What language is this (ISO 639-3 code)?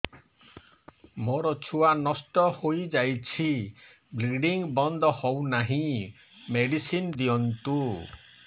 ori